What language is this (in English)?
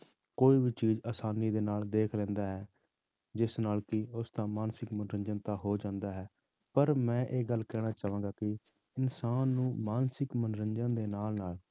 Punjabi